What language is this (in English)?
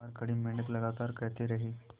Hindi